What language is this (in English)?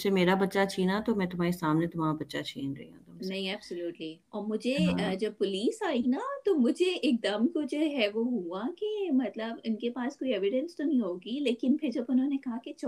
Urdu